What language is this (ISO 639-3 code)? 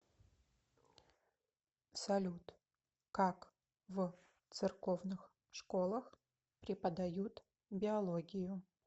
rus